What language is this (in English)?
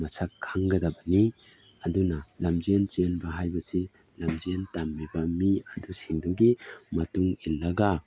Manipuri